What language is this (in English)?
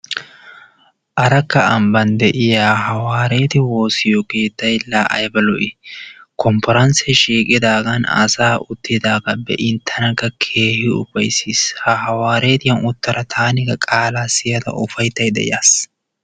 Wolaytta